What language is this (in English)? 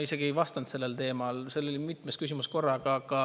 Estonian